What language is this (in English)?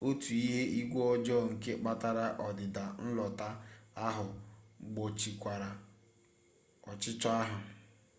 Igbo